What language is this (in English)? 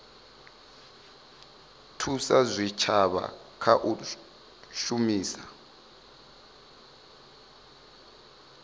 Venda